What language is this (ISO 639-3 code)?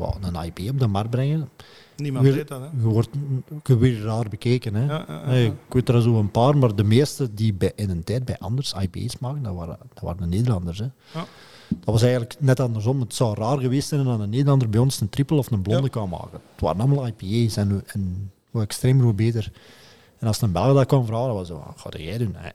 nld